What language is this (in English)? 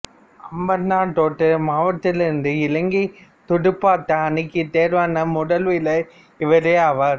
Tamil